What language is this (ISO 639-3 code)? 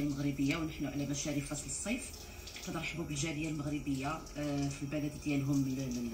ara